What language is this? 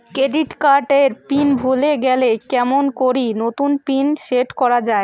Bangla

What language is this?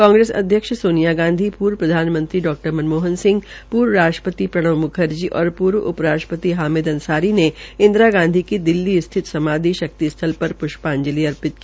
Hindi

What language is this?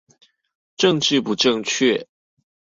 Chinese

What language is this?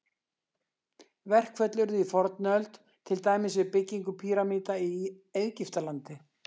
Icelandic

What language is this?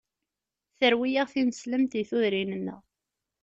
Kabyle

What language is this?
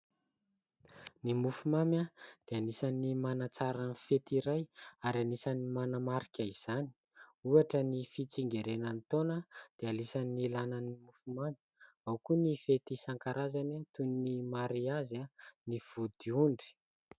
Malagasy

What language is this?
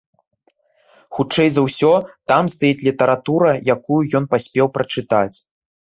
Belarusian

